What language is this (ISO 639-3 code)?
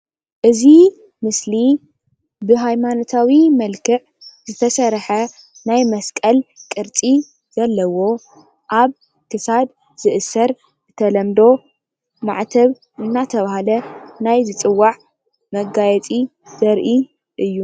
tir